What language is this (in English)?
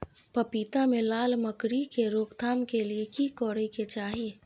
Maithili